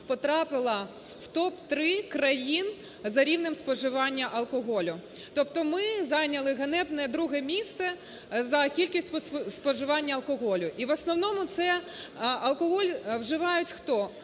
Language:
Ukrainian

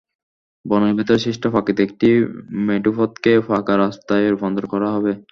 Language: Bangla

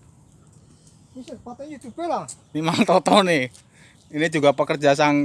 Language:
Indonesian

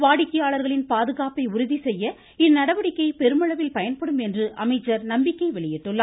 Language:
Tamil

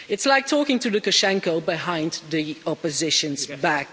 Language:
English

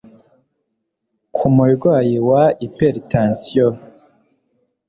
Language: Kinyarwanda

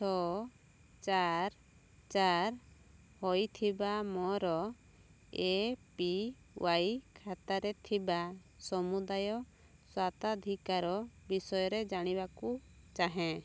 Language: Odia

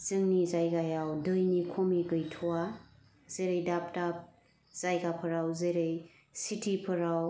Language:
Bodo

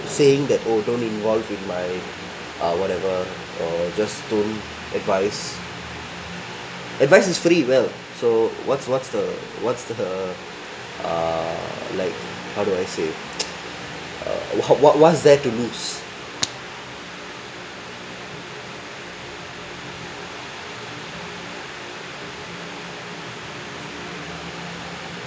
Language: English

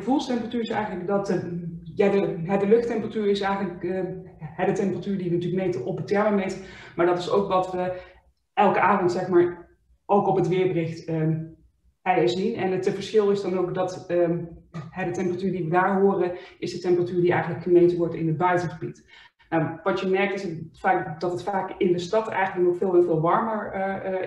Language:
Dutch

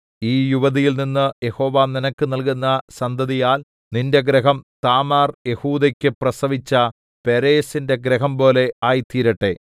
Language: Malayalam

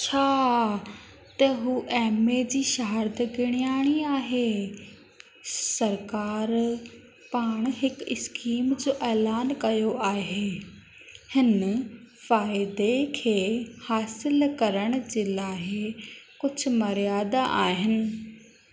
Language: Sindhi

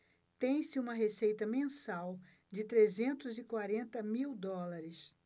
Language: Portuguese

